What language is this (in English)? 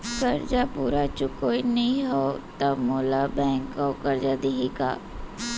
Chhattisgarhi